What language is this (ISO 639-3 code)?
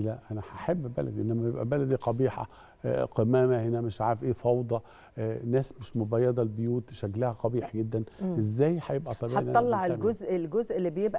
ara